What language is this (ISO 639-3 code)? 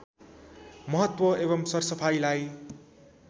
nep